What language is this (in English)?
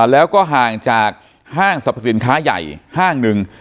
Thai